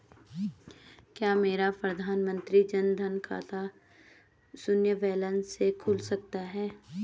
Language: Hindi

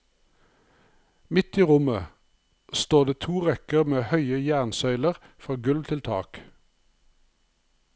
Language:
Norwegian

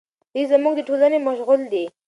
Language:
Pashto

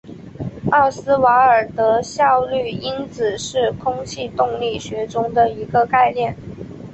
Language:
Chinese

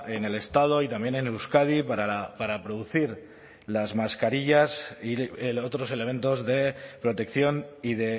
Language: Spanish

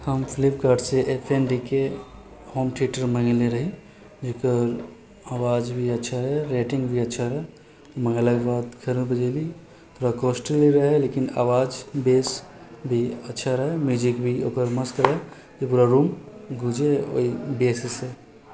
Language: Maithili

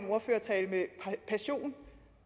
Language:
Danish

